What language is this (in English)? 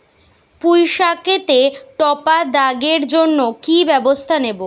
Bangla